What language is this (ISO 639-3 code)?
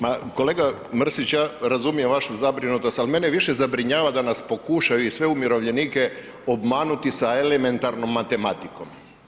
hrv